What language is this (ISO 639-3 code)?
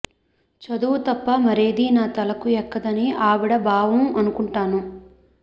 tel